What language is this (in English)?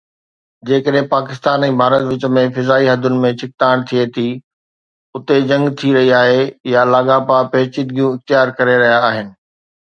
Sindhi